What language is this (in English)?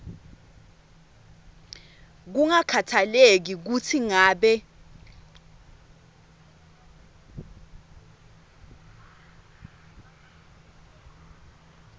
Swati